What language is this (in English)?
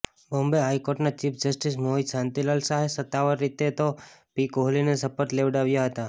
Gujarati